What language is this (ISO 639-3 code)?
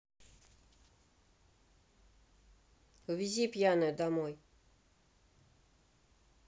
rus